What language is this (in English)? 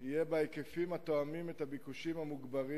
Hebrew